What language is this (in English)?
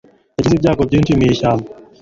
Kinyarwanda